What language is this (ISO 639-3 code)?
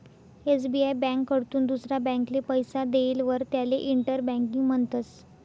mar